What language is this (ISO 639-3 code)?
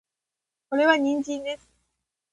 jpn